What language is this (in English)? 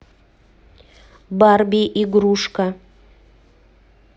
Russian